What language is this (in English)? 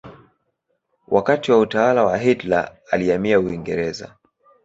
Swahili